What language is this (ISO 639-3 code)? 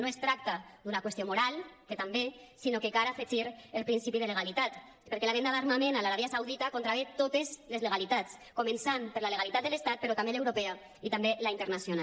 cat